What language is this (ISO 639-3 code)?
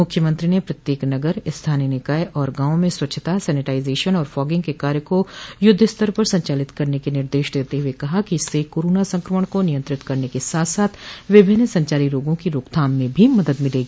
hin